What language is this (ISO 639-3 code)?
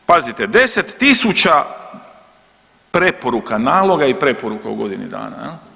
hrv